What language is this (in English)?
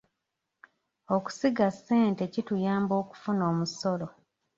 Ganda